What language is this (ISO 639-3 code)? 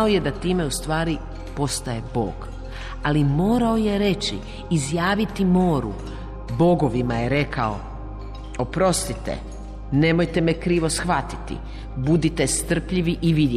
hrv